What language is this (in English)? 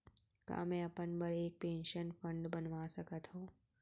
Chhattisgarhi